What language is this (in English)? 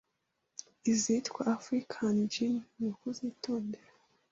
Kinyarwanda